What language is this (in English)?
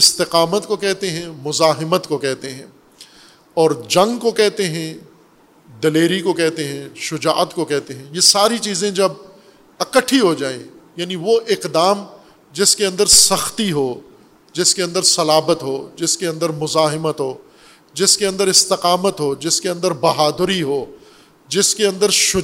Urdu